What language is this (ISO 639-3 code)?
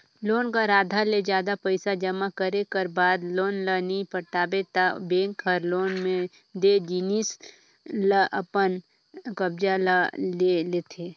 hne